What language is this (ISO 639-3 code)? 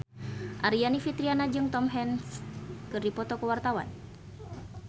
sun